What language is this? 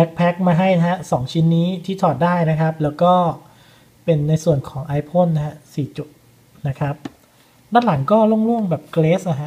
Thai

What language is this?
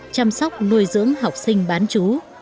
Vietnamese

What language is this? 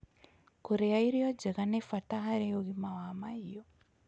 Kikuyu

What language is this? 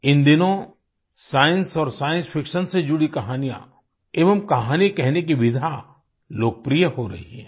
Hindi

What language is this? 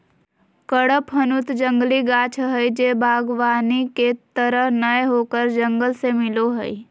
Magahi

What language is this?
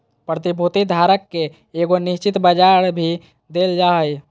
Magahi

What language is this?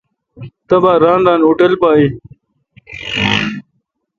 Kalkoti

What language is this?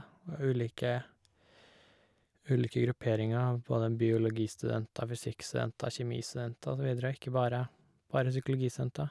Norwegian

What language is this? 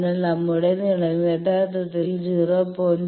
Malayalam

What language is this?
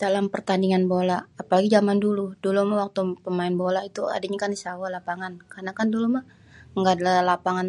Betawi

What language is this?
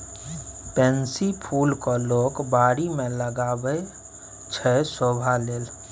Maithili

